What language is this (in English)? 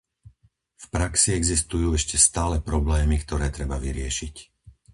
Slovak